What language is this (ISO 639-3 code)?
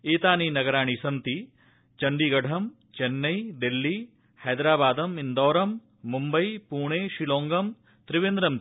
san